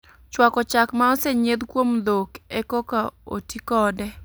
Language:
Luo (Kenya and Tanzania)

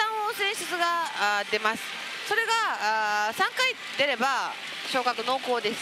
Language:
Japanese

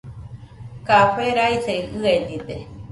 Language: Nüpode Huitoto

